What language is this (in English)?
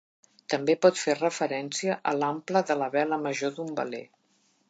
Catalan